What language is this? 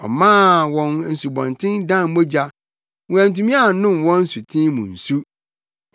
Akan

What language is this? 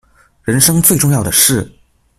Chinese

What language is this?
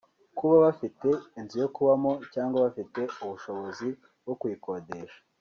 Kinyarwanda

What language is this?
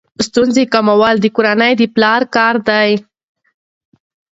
Pashto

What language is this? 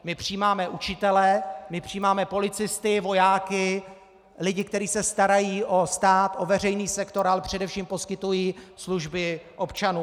Czech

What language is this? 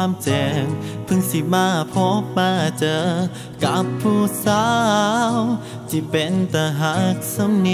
Thai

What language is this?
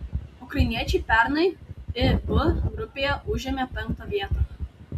Lithuanian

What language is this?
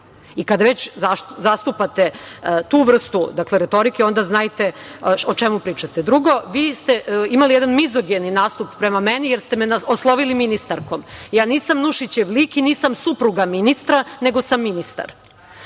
Serbian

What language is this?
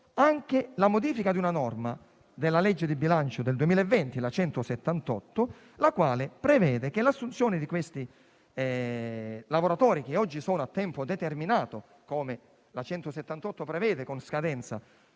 Italian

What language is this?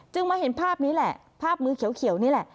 Thai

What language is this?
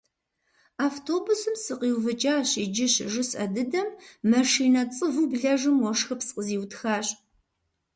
Kabardian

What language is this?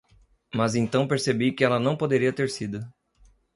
Portuguese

